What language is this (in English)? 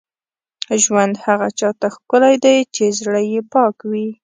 Pashto